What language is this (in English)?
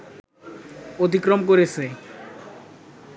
Bangla